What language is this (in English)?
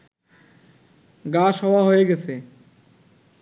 Bangla